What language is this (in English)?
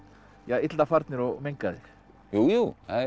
Icelandic